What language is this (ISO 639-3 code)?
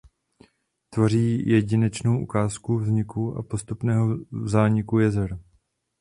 ces